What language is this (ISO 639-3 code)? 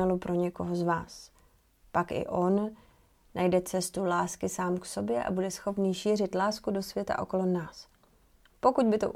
ces